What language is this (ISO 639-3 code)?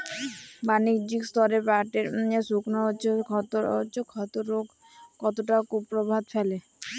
ben